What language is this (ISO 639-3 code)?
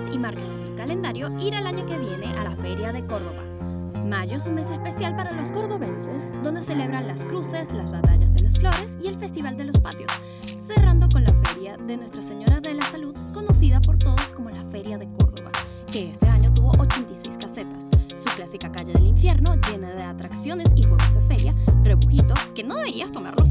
spa